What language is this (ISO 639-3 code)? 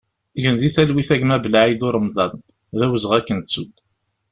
kab